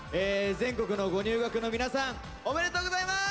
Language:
Japanese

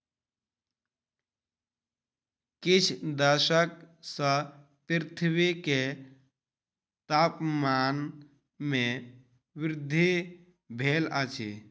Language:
Maithili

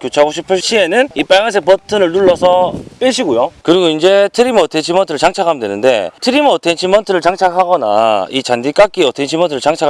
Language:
Korean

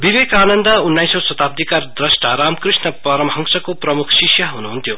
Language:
Nepali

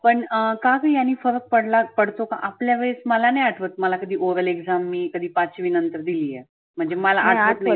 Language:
Marathi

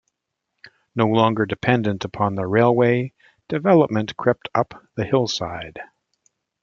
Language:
English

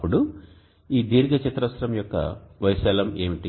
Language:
Telugu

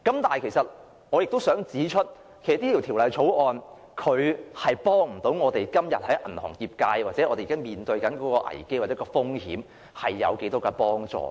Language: Cantonese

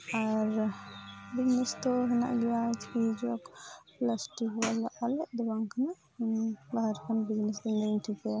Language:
Santali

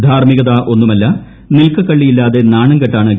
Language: Malayalam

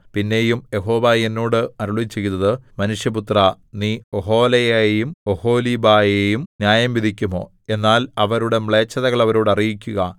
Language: Malayalam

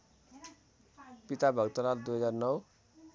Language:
Nepali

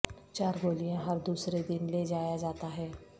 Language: Urdu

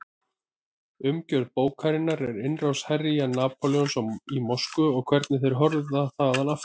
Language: Icelandic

